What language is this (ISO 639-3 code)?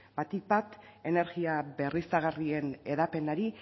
eus